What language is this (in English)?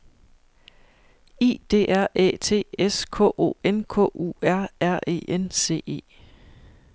Danish